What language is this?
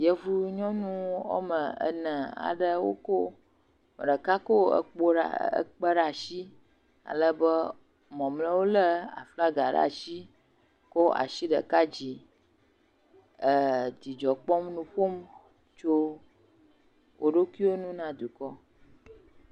Ewe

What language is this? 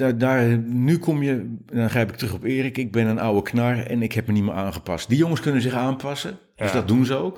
Dutch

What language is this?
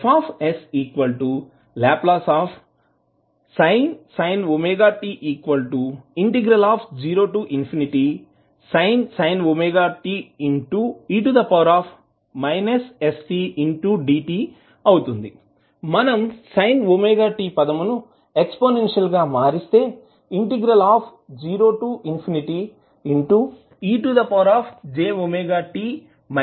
Telugu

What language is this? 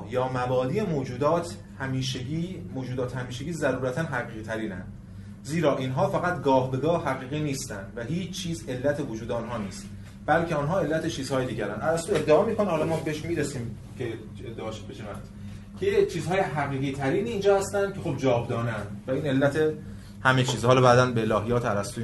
Persian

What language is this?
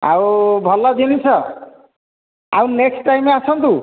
Odia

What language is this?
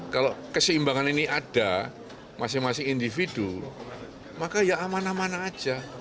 Indonesian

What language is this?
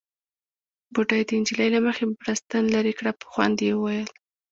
Pashto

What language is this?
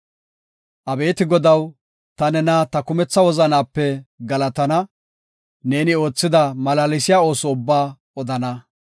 Gofa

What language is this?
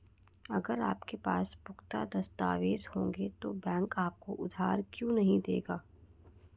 Hindi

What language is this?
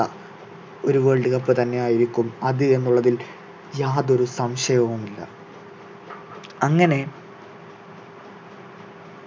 Malayalam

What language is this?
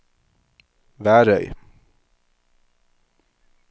Norwegian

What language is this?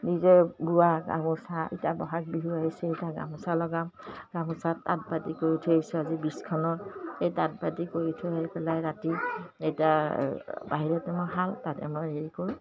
Assamese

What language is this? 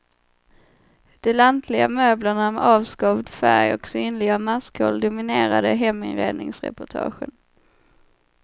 Swedish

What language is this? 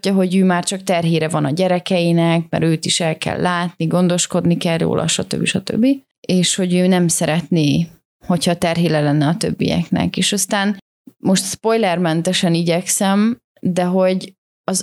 Hungarian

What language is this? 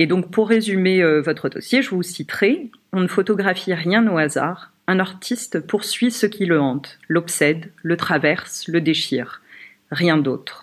French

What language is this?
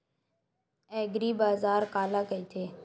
Chhattisgarhi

